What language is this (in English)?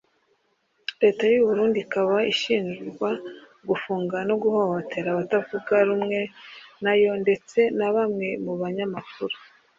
Kinyarwanda